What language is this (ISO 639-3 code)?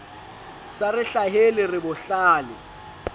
sot